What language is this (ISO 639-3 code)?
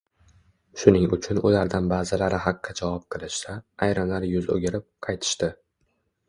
uzb